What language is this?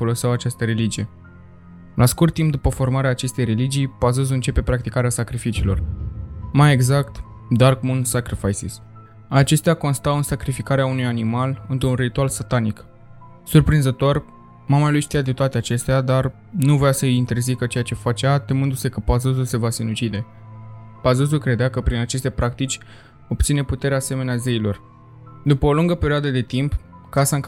Romanian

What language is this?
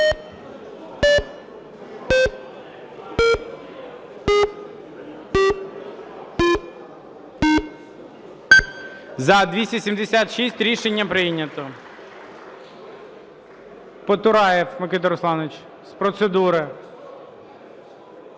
Ukrainian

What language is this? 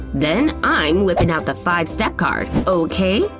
English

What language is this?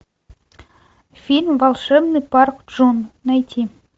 Russian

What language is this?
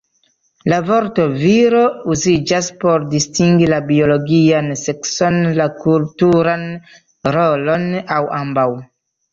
Esperanto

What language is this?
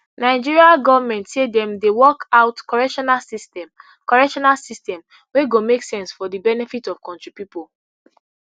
Nigerian Pidgin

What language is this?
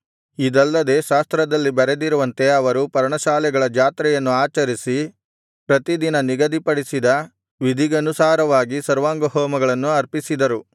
Kannada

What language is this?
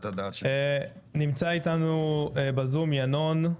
Hebrew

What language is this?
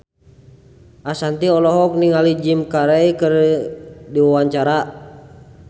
Sundanese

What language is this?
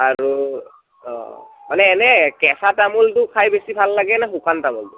Assamese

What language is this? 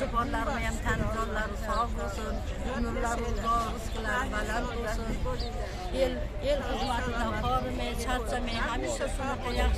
Arabic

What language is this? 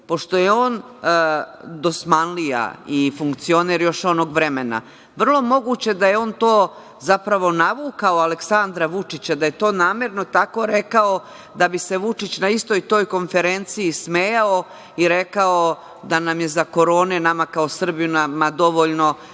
Serbian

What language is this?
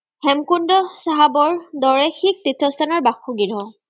Assamese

